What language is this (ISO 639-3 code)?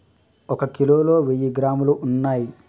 tel